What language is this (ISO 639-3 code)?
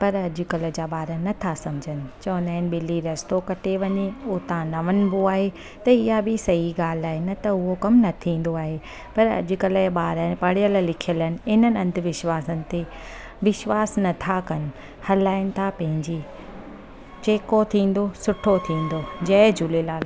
snd